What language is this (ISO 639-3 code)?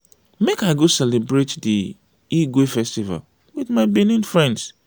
pcm